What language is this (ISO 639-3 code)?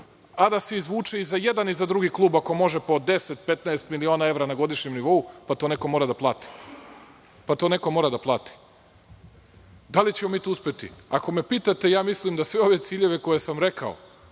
srp